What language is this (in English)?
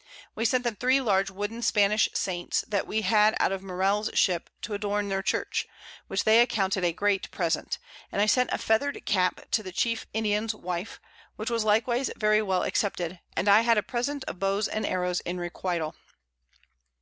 English